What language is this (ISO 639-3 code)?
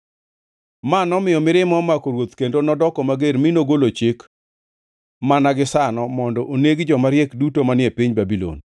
luo